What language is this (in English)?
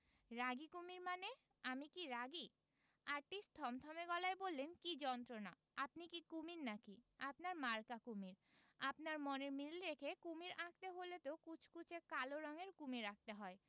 Bangla